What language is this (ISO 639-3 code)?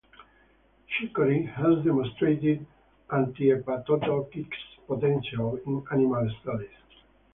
eng